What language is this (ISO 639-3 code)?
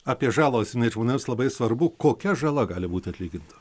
lit